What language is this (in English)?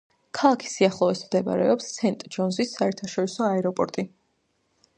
Georgian